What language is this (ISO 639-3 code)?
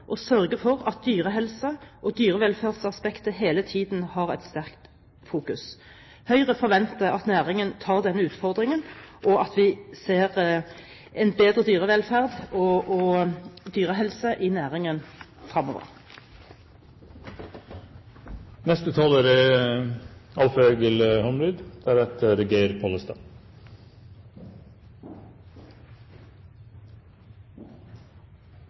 nor